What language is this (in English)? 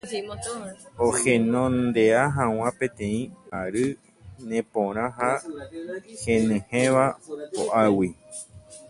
Guarani